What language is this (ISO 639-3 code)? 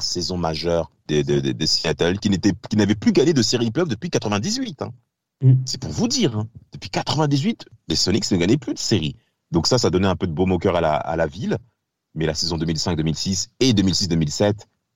fra